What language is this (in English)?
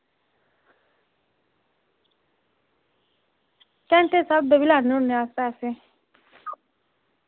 Dogri